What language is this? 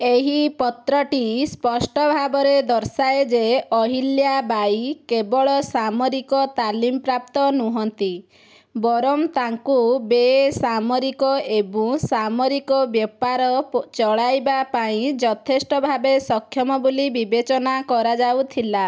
Odia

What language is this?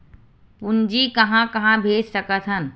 Chhattisgarhi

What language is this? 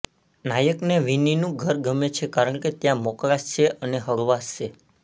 Gujarati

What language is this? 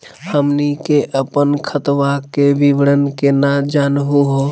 Magahi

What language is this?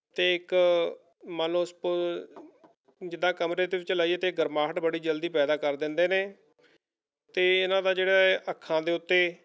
Punjabi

